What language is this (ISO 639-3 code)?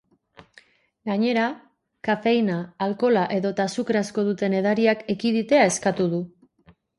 eus